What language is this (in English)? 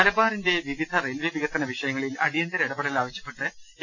Malayalam